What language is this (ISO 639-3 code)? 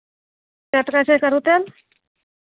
mai